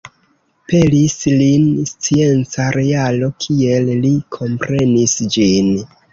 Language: Esperanto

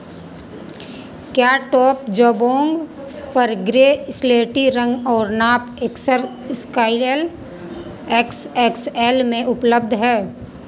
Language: Hindi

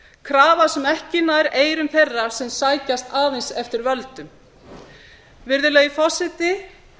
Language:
Icelandic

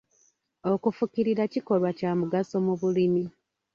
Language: Ganda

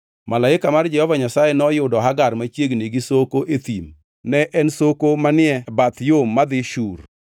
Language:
Luo (Kenya and Tanzania)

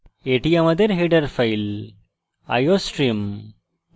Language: Bangla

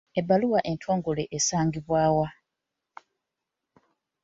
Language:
Ganda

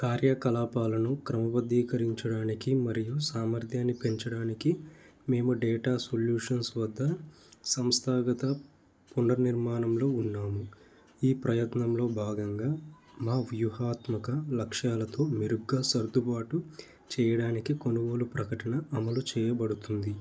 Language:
Telugu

